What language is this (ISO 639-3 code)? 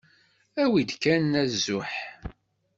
kab